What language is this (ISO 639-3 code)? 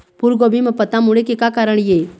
hne